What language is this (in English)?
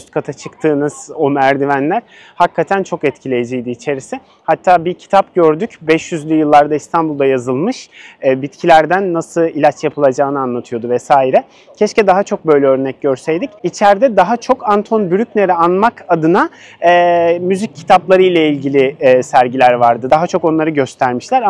Turkish